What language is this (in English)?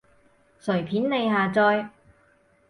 Cantonese